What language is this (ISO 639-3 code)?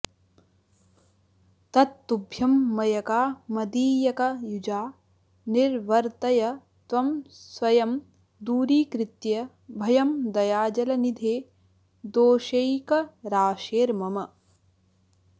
san